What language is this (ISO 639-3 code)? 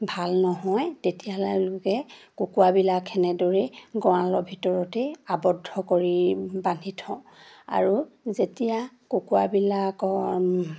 asm